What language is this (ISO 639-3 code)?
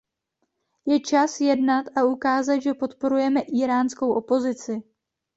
ces